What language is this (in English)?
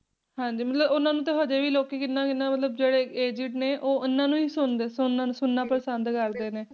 Punjabi